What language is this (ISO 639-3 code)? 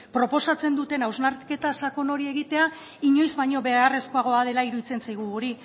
eus